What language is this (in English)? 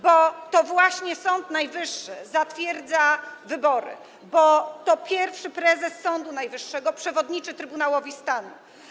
Polish